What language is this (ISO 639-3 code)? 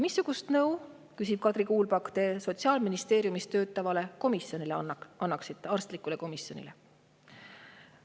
est